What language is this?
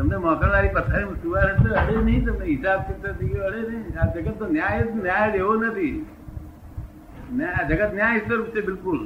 Gujarati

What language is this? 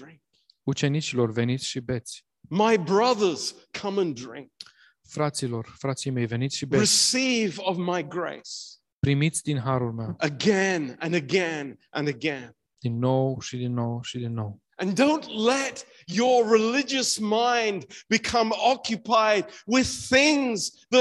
Romanian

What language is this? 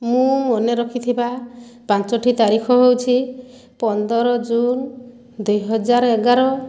Odia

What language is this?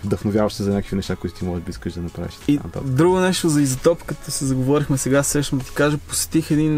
Bulgarian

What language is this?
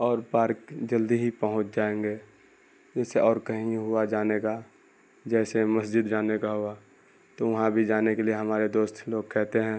Urdu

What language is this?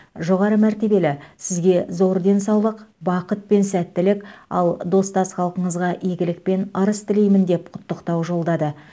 Kazakh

